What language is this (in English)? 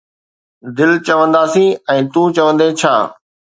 Sindhi